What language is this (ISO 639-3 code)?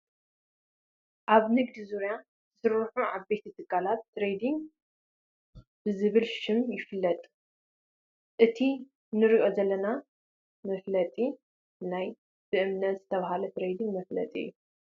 tir